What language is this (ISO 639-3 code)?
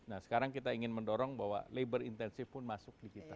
ind